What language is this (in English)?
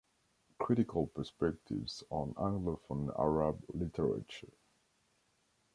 English